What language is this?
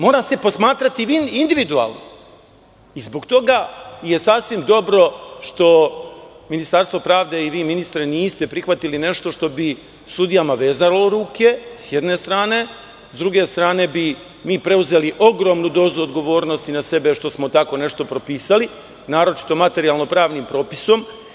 Serbian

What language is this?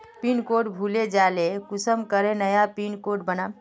Magahi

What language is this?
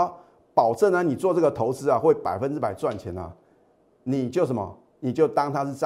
Chinese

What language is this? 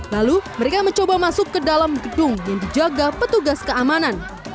Indonesian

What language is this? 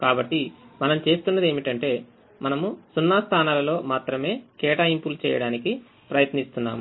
Telugu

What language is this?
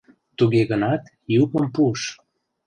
Mari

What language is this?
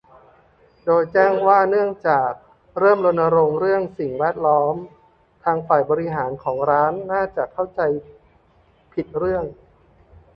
Thai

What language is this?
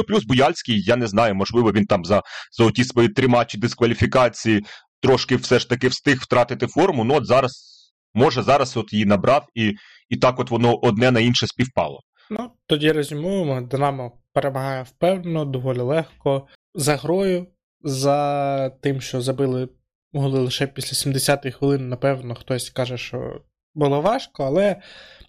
Ukrainian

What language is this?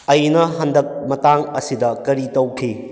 Manipuri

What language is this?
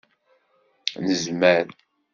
Kabyle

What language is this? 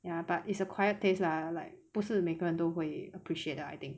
English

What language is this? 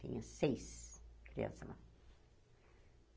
Portuguese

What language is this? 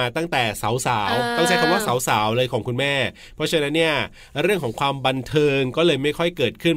Thai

